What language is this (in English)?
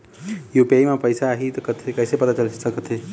Chhattisgarhi